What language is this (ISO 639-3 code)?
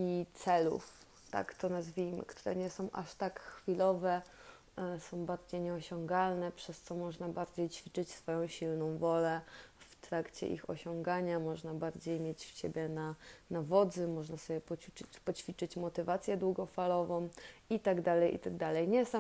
pol